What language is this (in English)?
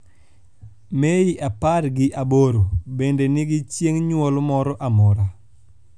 Luo (Kenya and Tanzania)